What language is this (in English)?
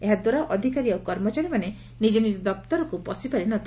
Odia